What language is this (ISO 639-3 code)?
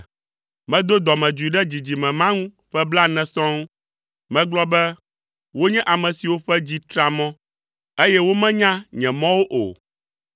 ewe